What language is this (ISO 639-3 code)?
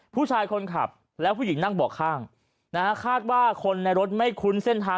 tha